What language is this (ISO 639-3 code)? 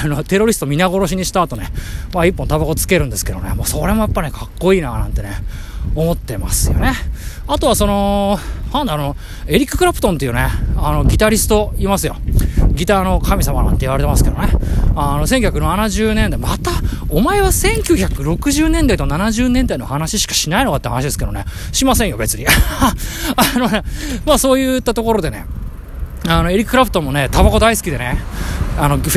jpn